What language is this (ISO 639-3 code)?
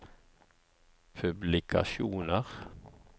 nor